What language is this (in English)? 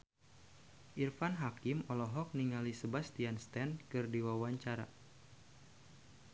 Sundanese